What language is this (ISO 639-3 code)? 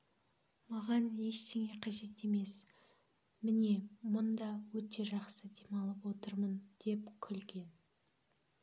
kaz